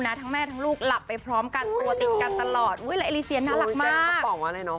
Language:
Thai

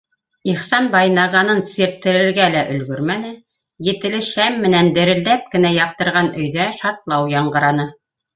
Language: Bashkir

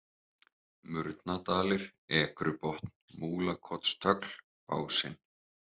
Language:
Icelandic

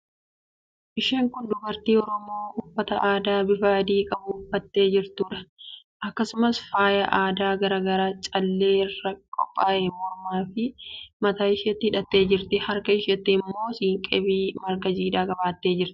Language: Oromo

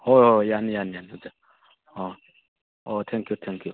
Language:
Manipuri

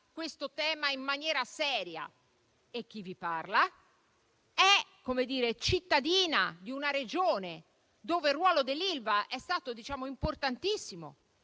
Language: Italian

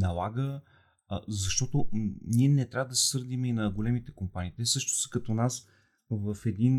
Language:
Bulgarian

